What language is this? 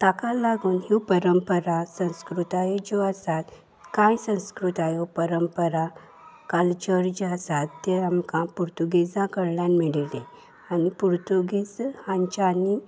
Konkani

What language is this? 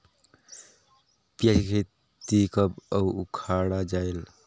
Chhattisgarhi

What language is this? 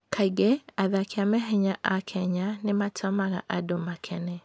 Kikuyu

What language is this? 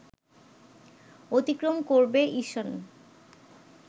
Bangla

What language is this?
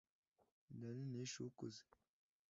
Kinyarwanda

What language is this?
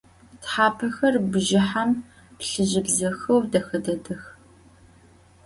Adyghe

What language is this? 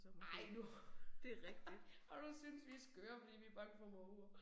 Danish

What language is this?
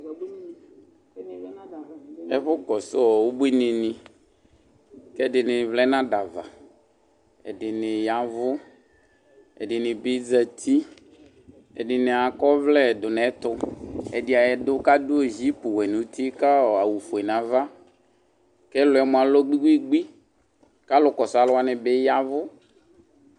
Ikposo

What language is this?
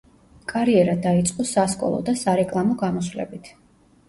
Georgian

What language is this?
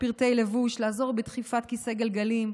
Hebrew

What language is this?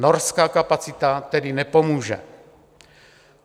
Czech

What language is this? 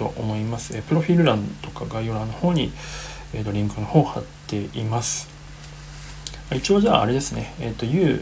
Japanese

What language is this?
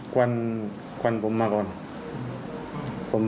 Thai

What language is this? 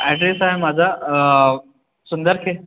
Marathi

